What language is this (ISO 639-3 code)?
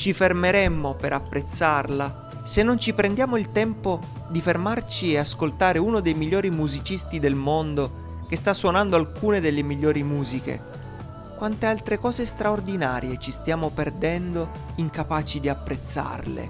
ita